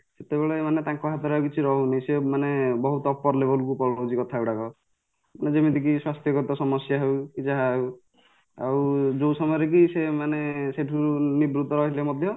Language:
Odia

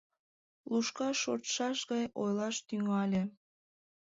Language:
Mari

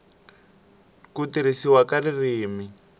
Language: Tsonga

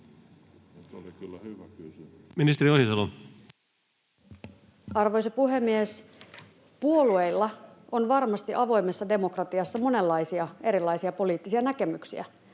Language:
Finnish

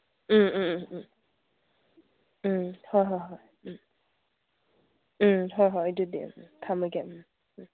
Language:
Manipuri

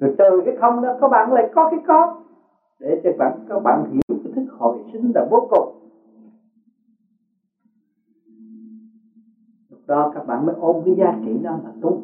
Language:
Vietnamese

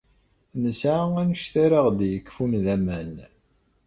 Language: Kabyle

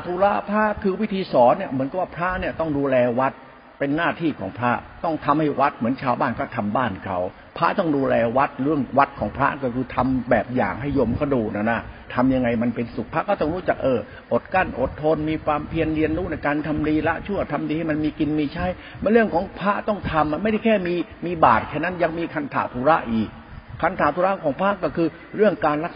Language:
Thai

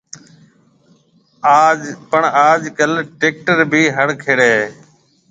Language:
Marwari (Pakistan)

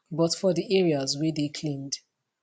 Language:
Nigerian Pidgin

